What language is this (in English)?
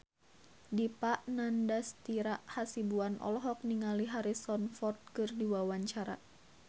Sundanese